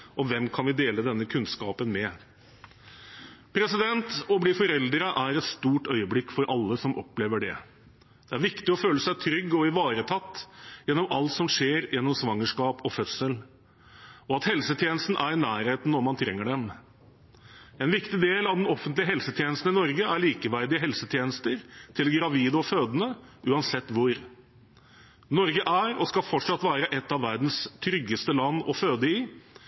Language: Norwegian Bokmål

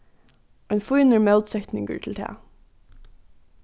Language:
Faroese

